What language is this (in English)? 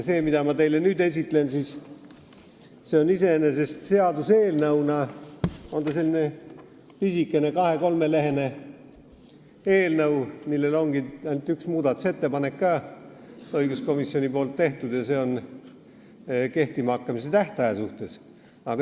Estonian